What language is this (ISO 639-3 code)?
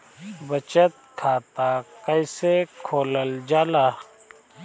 bho